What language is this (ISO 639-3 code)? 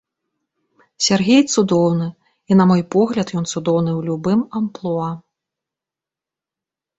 bel